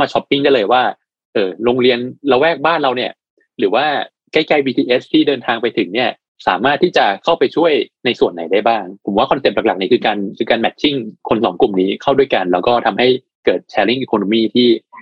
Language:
Thai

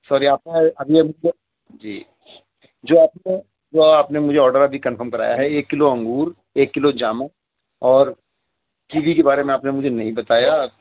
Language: Urdu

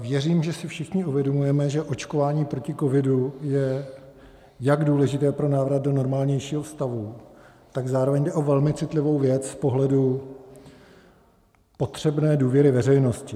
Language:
Czech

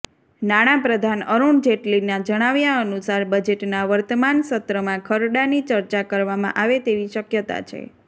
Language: Gujarati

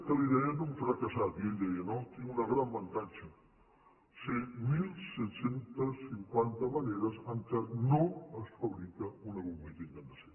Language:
Catalan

